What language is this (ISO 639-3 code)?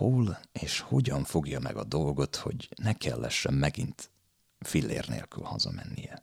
hun